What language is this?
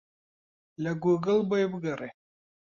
Central Kurdish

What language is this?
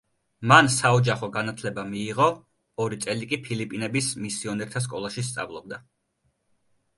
Georgian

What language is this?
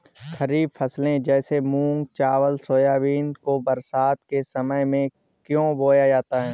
Hindi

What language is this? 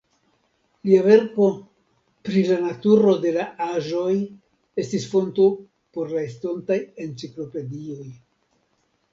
Esperanto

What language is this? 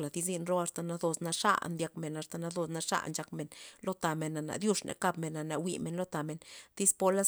Loxicha Zapotec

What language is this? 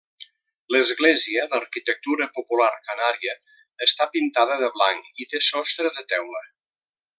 Catalan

